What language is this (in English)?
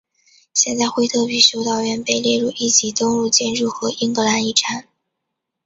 Chinese